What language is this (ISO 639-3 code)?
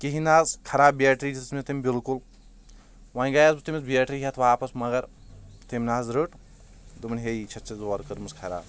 kas